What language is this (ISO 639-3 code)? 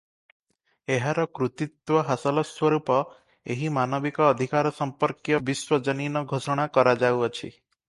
ori